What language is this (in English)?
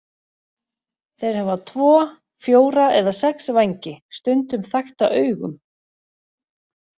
Icelandic